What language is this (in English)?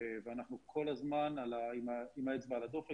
Hebrew